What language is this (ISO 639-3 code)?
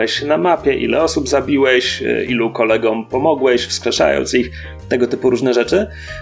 pol